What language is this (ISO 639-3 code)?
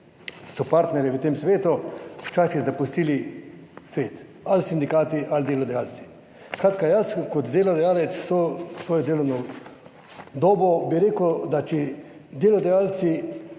slv